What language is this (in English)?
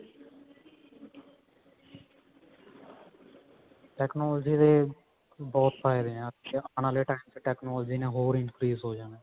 Punjabi